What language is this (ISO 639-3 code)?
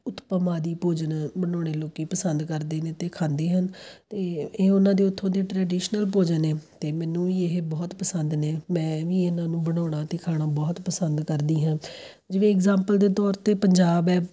pan